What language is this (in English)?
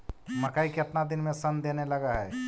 Magahi